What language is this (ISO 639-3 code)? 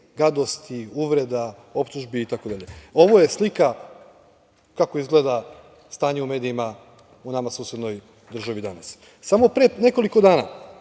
srp